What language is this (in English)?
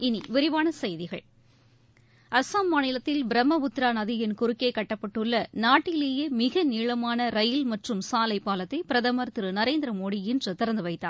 Tamil